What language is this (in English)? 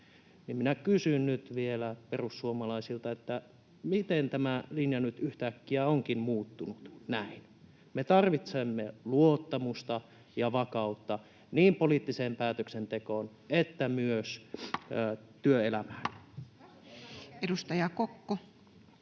Finnish